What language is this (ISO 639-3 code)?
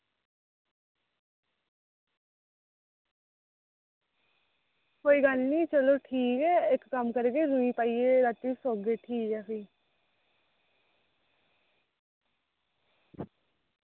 doi